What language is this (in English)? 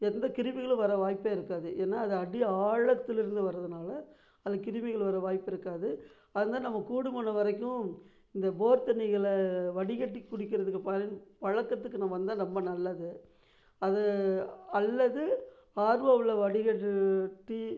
Tamil